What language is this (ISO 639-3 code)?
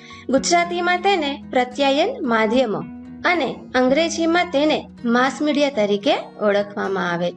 guj